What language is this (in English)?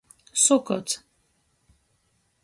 Latgalian